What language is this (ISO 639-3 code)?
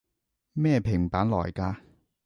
yue